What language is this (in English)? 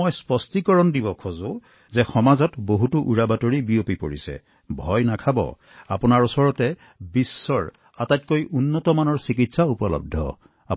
Assamese